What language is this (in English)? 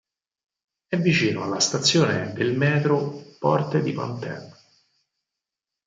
Italian